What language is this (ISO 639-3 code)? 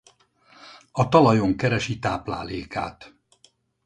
hun